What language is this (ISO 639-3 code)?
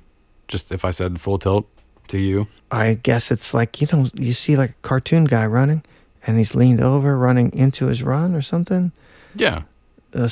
eng